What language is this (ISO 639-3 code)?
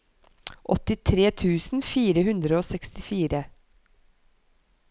nor